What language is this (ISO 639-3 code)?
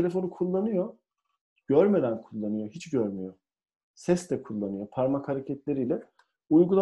tur